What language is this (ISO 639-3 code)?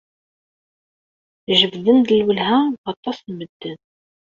kab